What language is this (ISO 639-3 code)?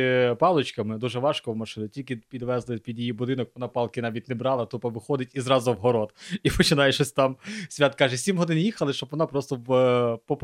ukr